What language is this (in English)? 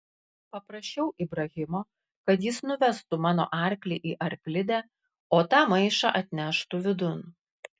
Lithuanian